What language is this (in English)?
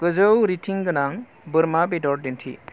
Bodo